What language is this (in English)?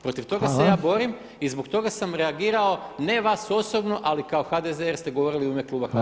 Croatian